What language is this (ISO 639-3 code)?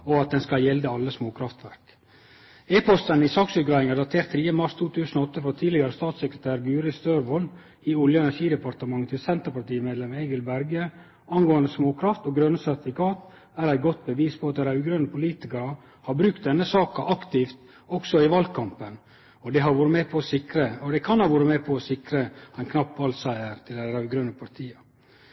nno